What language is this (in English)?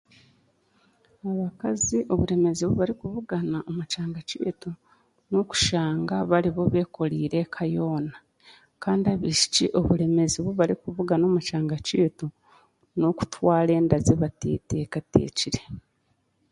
Chiga